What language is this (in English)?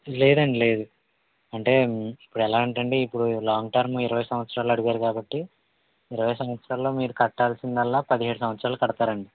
Telugu